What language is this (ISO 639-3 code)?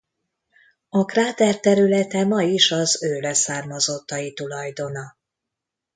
hun